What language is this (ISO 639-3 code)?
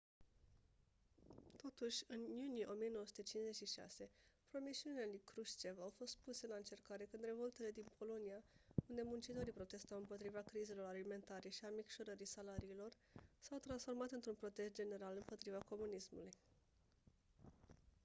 ron